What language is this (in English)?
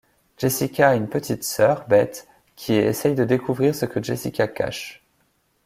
French